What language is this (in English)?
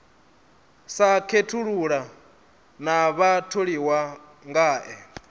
Venda